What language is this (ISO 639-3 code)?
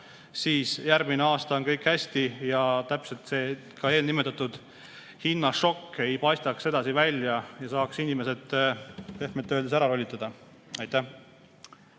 est